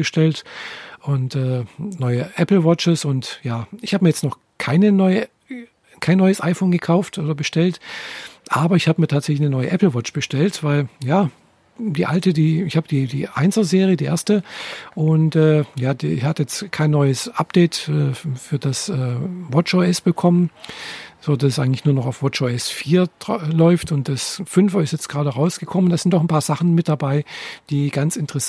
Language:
German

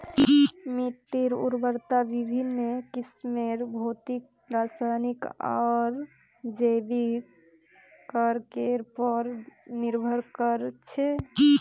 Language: Magahi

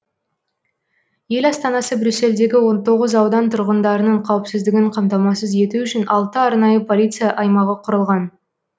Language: Kazakh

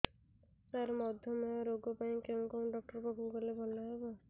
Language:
Odia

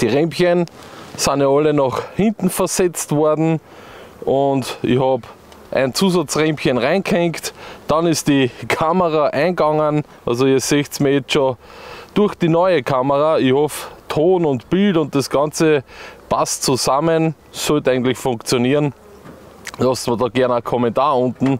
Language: German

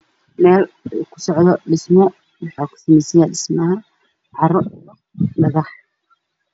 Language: Somali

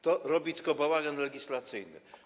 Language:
Polish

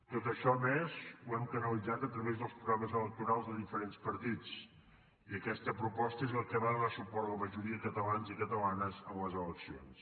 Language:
Catalan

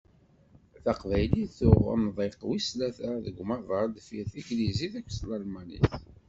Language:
Kabyle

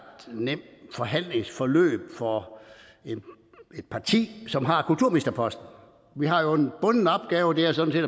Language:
Danish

